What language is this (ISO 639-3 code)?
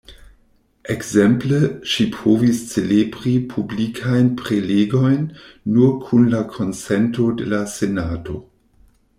epo